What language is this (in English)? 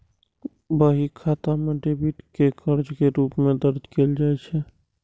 Maithili